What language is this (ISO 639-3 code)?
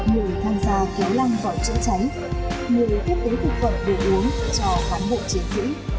vie